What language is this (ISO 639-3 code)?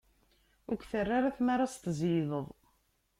kab